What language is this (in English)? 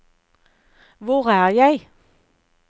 Norwegian